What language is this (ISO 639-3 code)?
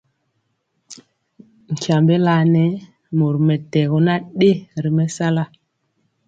mcx